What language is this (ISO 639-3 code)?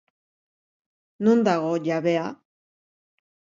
eus